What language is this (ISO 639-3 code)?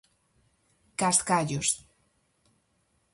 glg